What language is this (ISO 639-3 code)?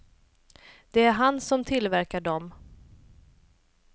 swe